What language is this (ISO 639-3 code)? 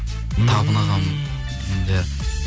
kaz